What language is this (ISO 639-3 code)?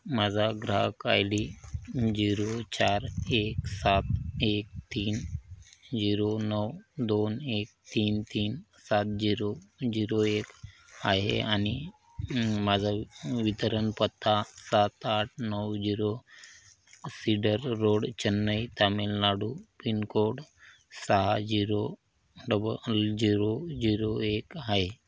mar